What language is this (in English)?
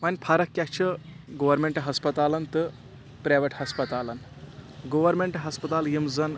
Kashmiri